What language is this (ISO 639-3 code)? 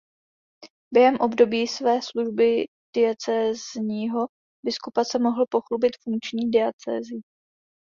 ces